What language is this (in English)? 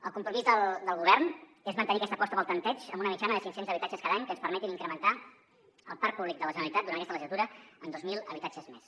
Catalan